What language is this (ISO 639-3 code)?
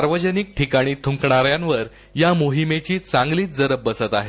mar